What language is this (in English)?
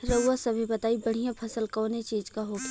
Bhojpuri